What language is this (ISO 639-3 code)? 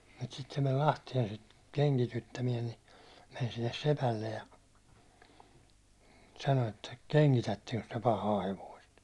fin